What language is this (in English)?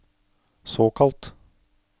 Norwegian